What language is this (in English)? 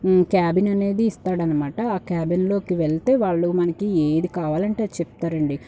Telugu